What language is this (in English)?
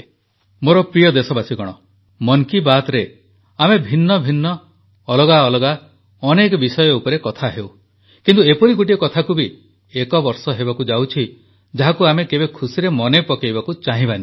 Odia